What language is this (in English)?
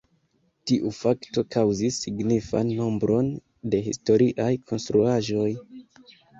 Esperanto